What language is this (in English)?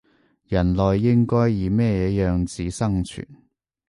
Cantonese